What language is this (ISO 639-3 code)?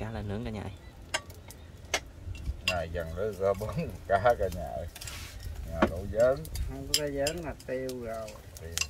vie